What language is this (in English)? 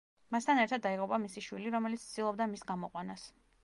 Georgian